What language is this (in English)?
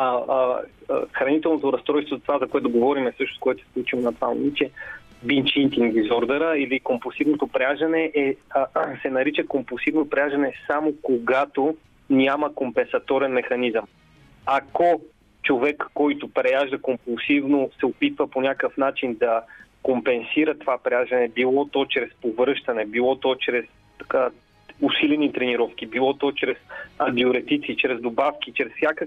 Bulgarian